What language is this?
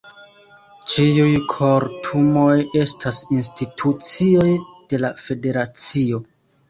Esperanto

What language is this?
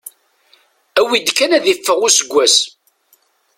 Kabyle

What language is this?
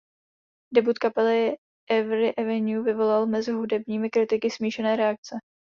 Czech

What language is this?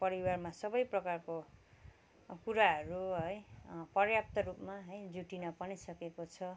Nepali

